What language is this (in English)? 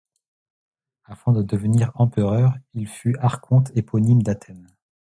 French